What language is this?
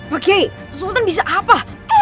Indonesian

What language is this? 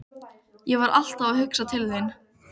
Icelandic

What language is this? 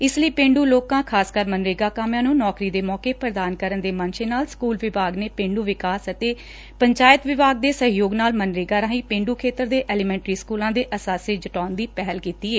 Punjabi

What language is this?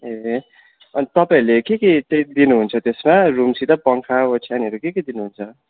Nepali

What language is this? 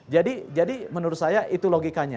Indonesian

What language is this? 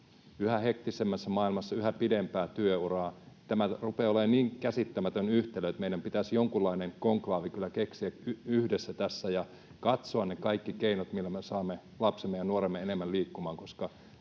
Finnish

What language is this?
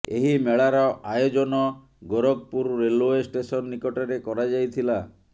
Odia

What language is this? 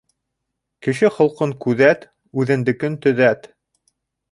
Bashkir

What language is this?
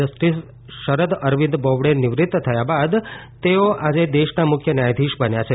Gujarati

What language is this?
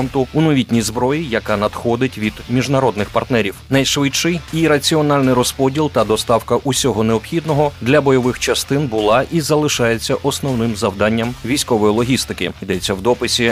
Ukrainian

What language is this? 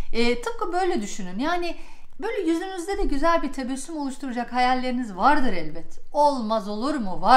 Turkish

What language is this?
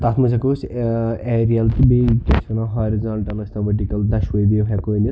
Kashmiri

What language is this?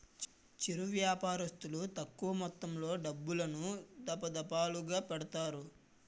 Telugu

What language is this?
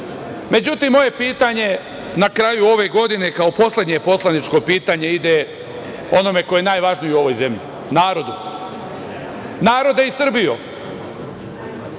Serbian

